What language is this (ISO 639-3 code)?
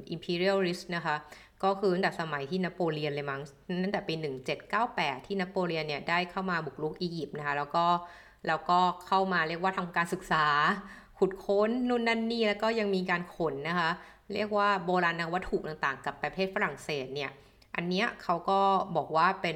tha